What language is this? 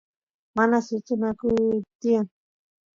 Santiago del Estero Quichua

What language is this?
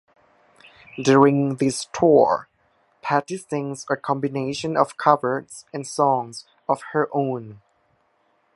English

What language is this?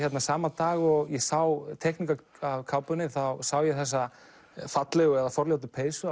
Icelandic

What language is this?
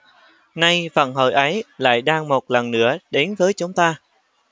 Vietnamese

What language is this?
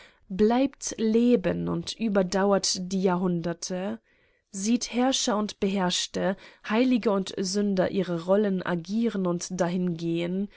German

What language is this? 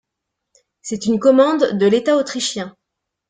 French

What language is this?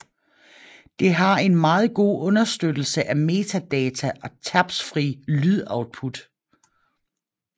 Danish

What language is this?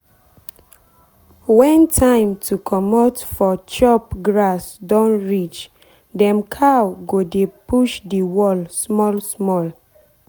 Nigerian Pidgin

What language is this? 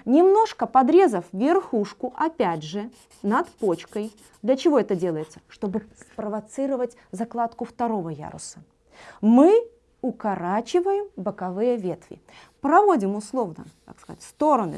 Russian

